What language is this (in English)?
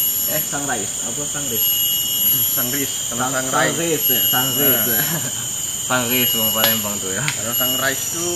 Indonesian